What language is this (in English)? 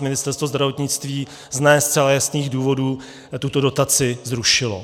Czech